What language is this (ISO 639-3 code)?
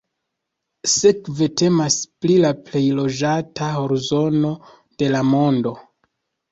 epo